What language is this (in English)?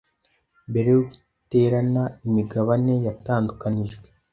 Kinyarwanda